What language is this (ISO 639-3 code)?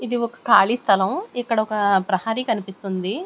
tel